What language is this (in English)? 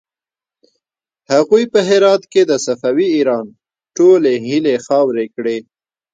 Pashto